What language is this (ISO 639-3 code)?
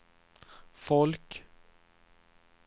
swe